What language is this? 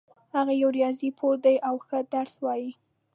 Pashto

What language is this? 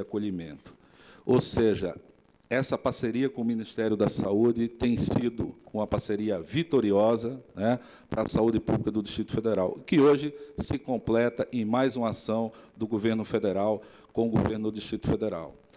Portuguese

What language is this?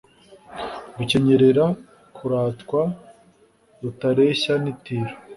Kinyarwanda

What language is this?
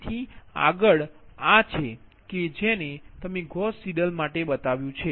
Gujarati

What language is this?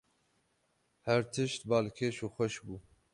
Kurdish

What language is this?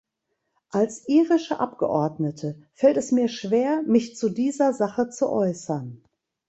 German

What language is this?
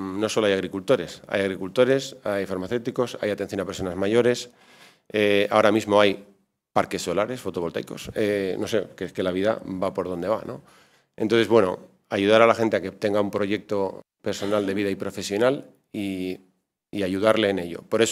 Spanish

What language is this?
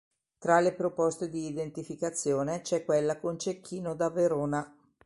Italian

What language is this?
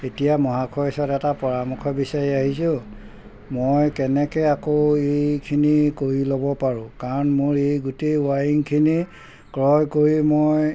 Assamese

